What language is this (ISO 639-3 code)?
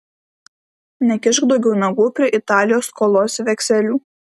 lit